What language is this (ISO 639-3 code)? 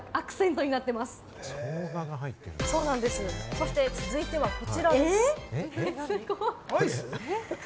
jpn